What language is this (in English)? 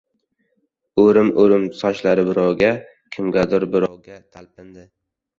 Uzbek